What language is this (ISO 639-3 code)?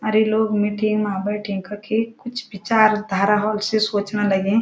gbm